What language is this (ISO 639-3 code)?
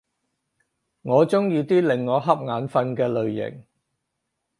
yue